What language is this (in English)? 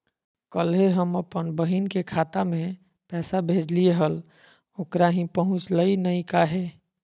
Magahi